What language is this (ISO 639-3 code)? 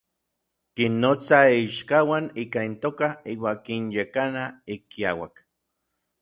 nlv